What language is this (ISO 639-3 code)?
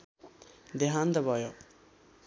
nep